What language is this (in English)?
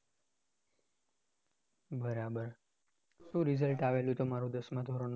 Gujarati